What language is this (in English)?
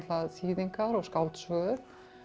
Icelandic